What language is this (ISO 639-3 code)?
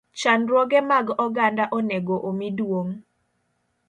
luo